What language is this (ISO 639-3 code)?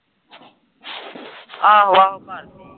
pan